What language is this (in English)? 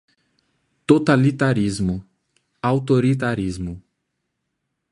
Portuguese